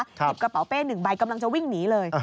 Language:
Thai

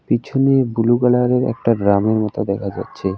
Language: Bangla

